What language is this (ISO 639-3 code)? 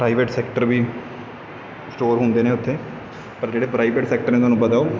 pan